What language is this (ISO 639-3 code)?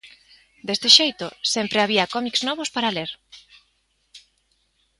glg